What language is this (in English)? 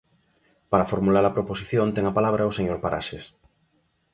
Galician